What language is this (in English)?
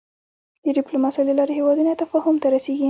Pashto